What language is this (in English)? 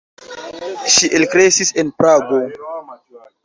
Esperanto